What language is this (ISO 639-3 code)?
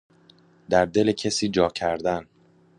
fas